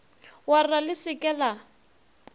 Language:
Northern Sotho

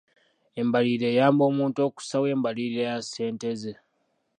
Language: Ganda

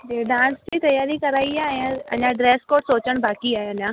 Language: Sindhi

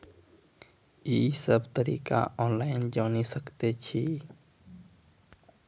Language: Maithili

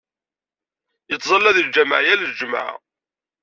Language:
Kabyle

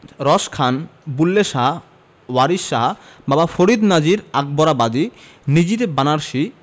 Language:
Bangla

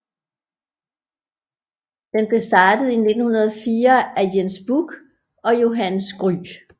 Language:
Danish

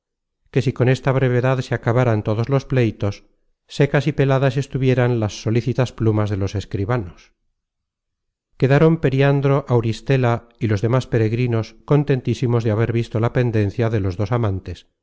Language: Spanish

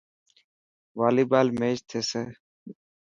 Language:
Dhatki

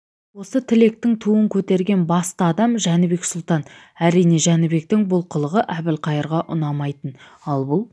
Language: Kazakh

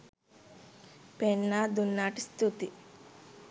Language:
Sinhala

